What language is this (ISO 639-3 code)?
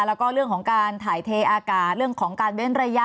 tha